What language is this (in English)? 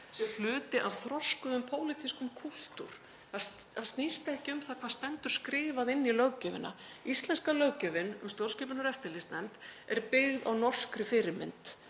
Icelandic